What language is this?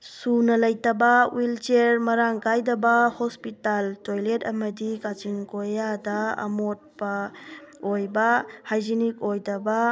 Manipuri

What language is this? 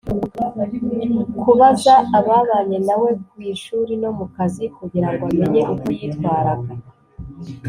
Kinyarwanda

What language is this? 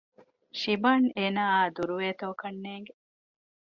Divehi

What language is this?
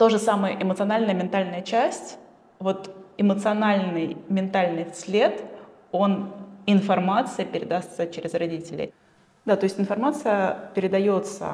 Russian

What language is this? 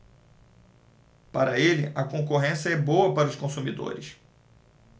Portuguese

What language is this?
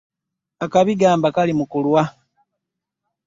Ganda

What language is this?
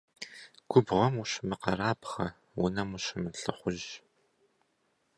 Kabardian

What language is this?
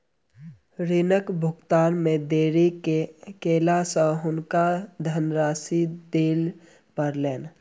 Maithili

